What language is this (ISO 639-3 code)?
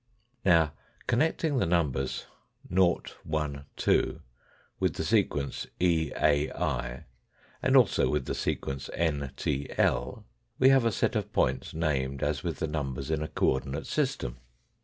eng